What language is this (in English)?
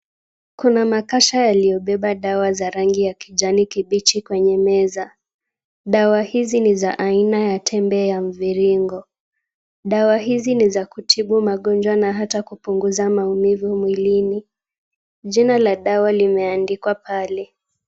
Swahili